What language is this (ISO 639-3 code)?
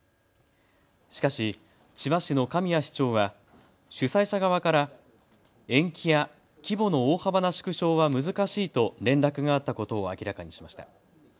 jpn